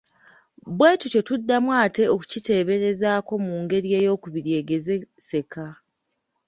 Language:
Ganda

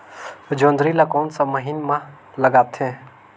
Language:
Chhattisgarhi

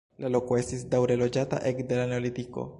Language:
Esperanto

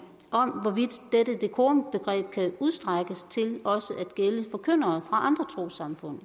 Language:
Danish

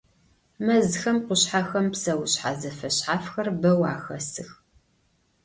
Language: Adyghe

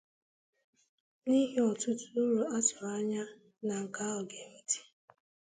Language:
Igbo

